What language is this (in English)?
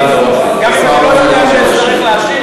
Hebrew